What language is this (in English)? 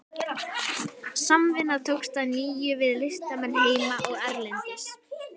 Icelandic